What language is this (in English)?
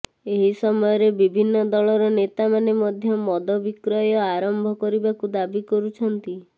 Odia